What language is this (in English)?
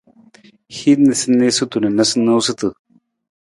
Nawdm